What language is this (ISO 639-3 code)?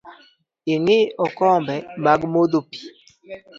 luo